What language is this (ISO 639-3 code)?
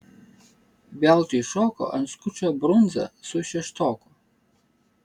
lit